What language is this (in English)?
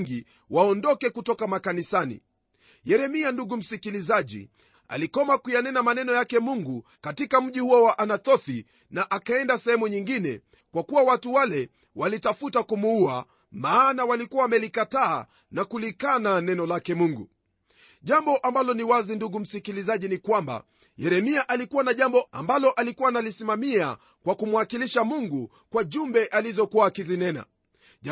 Swahili